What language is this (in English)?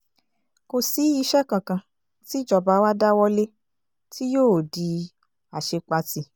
Yoruba